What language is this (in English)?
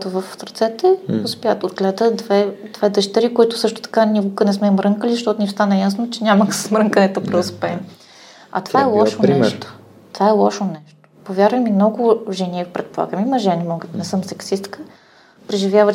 Bulgarian